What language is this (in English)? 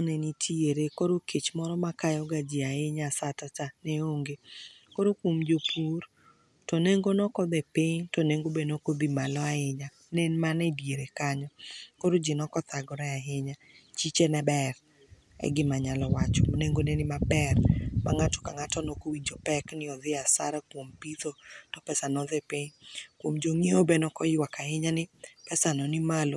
Luo (Kenya and Tanzania)